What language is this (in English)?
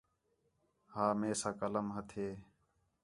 Khetrani